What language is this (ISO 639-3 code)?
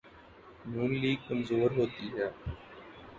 urd